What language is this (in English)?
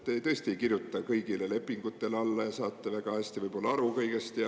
Estonian